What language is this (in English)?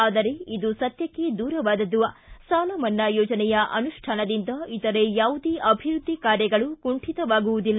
Kannada